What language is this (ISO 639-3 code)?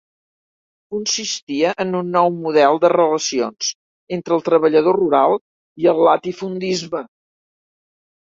cat